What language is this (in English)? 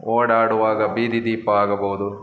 Kannada